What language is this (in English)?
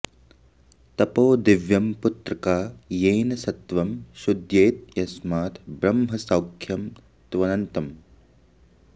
Sanskrit